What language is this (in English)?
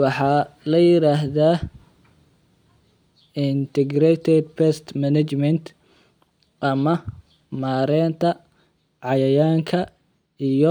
Somali